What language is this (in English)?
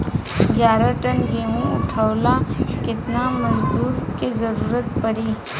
Bhojpuri